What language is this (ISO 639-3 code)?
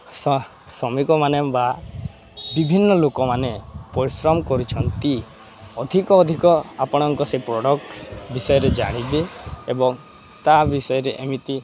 ori